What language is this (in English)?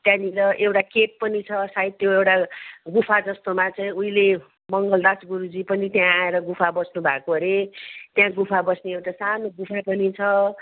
Nepali